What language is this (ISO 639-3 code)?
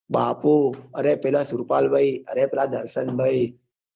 guj